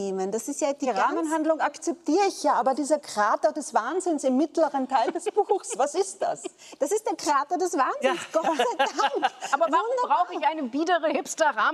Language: German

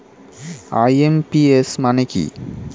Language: Bangla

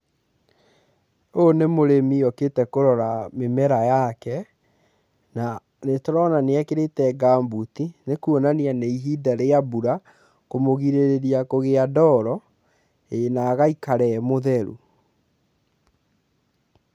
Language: Kikuyu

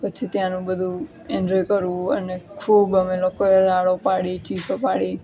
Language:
Gujarati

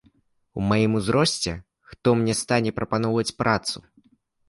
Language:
Belarusian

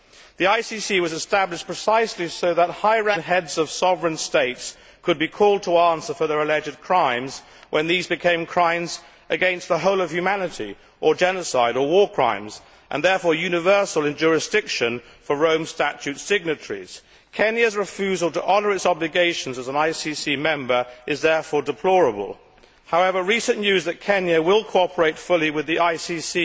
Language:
English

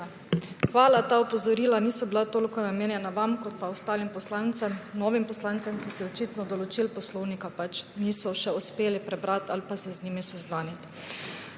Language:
Slovenian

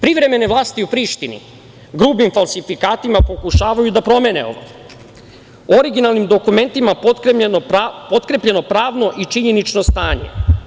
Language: Serbian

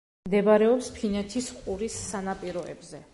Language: Georgian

